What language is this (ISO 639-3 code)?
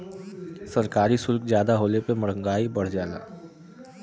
bho